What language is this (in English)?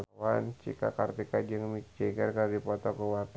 Sundanese